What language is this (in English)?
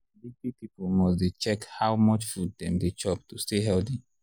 Nigerian Pidgin